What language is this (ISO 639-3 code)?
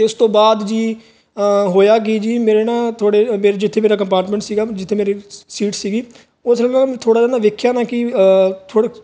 pan